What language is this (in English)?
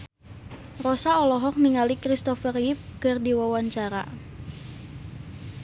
Sundanese